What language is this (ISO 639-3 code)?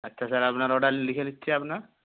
ben